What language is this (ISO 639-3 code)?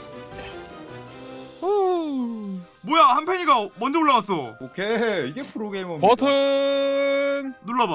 kor